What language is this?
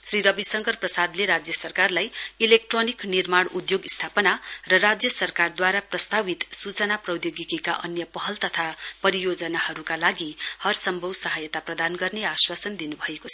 Nepali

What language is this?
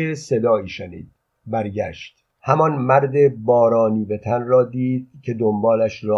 Persian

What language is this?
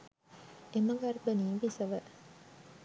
Sinhala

